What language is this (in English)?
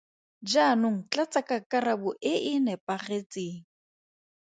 Tswana